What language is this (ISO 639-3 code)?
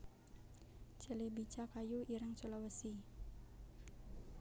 jav